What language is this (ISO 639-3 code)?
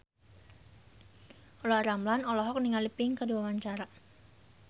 sun